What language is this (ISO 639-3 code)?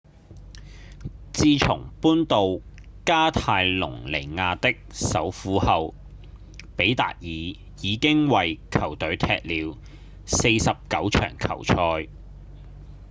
yue